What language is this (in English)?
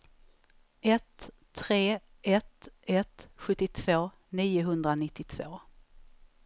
Swedish